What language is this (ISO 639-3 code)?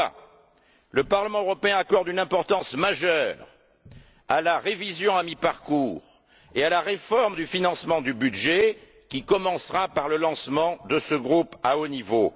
fra